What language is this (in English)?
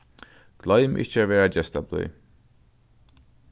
Faroese